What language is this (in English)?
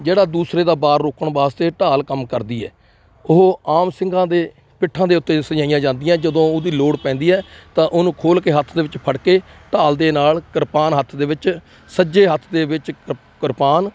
Punjabi